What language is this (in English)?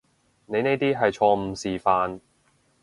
Cantonese